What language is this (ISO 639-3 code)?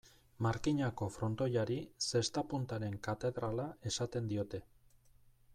eus